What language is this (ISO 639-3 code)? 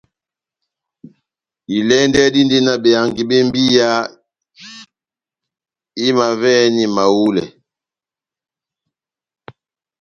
bnm